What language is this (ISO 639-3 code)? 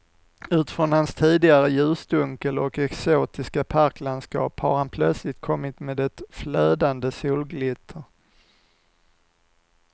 swe